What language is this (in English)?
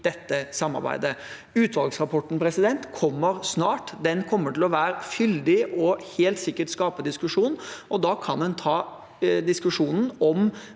Norwegian